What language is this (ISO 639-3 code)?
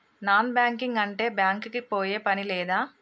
tel